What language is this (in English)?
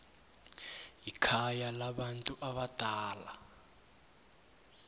South Ndebele